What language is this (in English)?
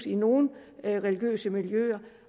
Danish